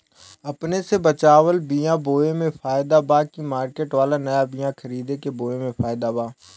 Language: Bhojpuri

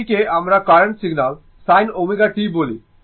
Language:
Bangla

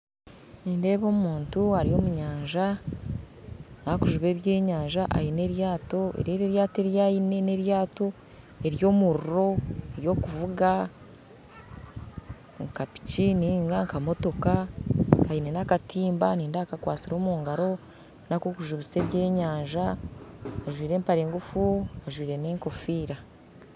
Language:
Nyankole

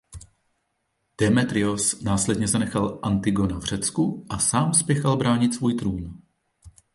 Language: Czech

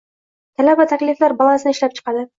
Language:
Uzbek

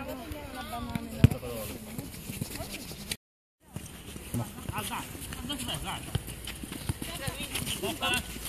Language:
Italian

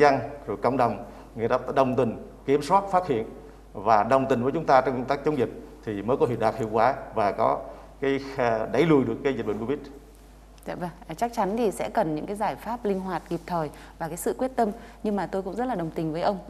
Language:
Vietnamese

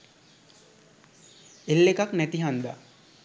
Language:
Sinhala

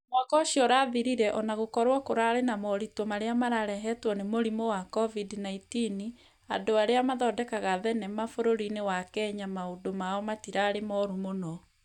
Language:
Kikuyu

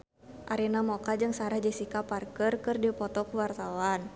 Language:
Sundanese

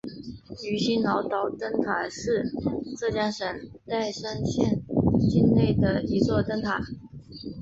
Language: Chinese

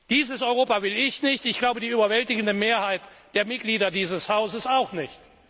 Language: German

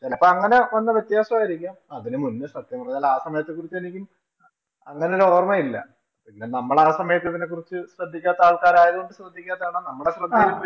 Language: Malayalam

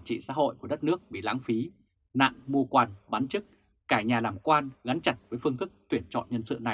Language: Vietnamese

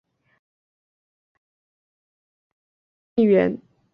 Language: Chinese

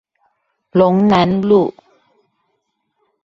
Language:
Chinese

